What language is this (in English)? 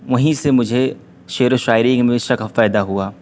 Urdu